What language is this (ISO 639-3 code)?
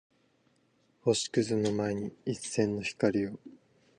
jpn